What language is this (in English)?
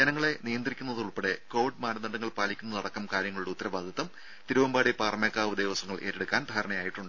Malayalam